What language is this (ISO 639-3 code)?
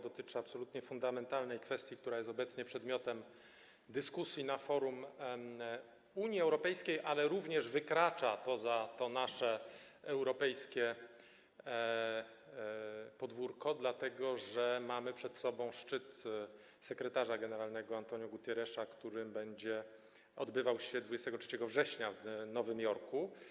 pol